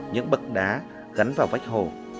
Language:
Vietnamese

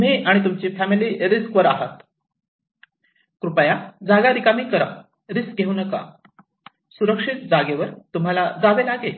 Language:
Marathi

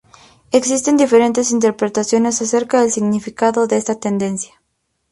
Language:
Spanish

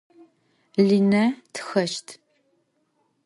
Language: Adyghe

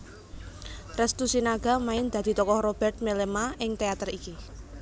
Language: Javanese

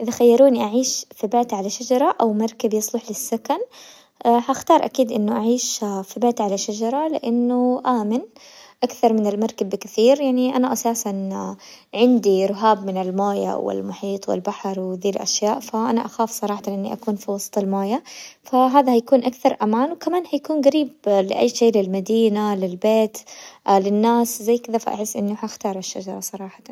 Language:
Hijazi Arabic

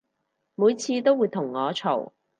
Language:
Cantonese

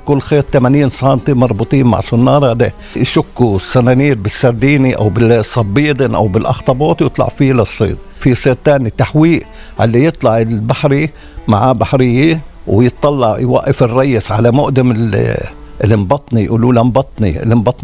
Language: Arabic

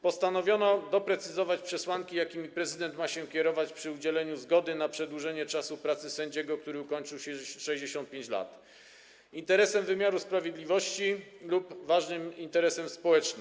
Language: Polish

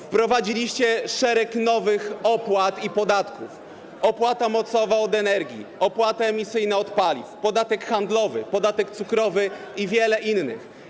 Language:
Polish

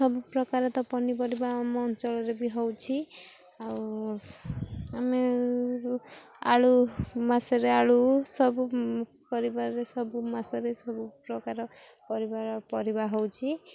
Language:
Odia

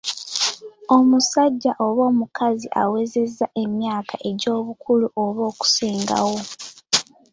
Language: Ganda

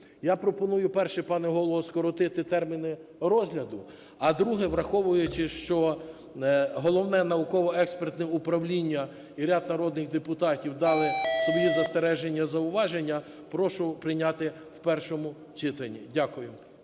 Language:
Ukrainian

